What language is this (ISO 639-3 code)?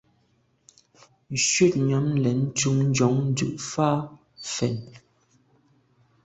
byv